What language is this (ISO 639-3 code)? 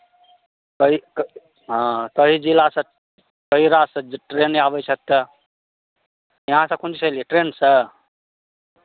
mai